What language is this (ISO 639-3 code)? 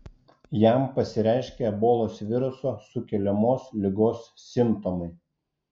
lit